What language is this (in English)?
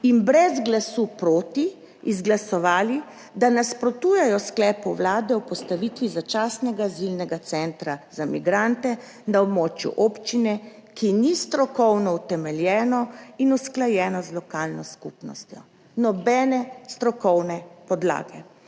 Slovenian